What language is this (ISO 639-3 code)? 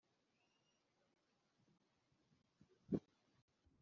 kin